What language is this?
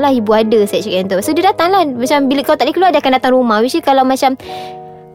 Malay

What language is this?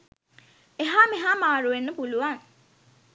Sinhala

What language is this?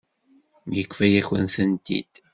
Kabyle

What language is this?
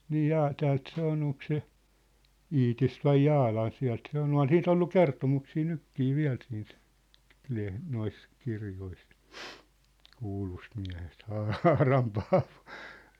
Finnish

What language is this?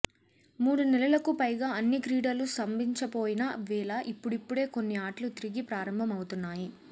Telugu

